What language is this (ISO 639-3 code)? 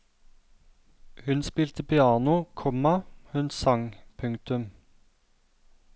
nor